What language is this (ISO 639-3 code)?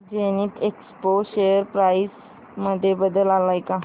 mar